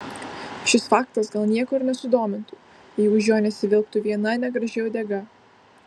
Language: Lithuanian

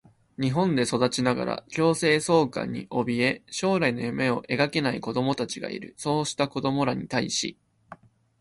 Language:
Japanese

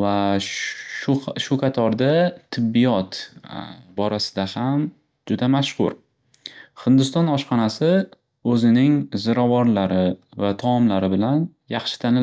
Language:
Uzbek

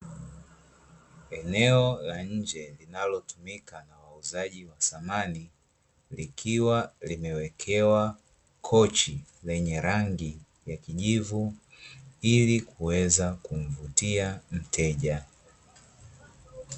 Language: Swahili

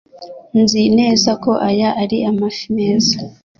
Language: Kinyarwanda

